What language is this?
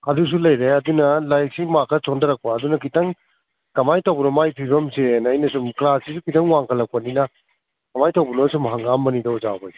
Manipuri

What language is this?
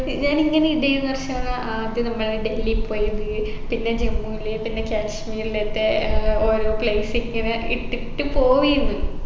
Malayalam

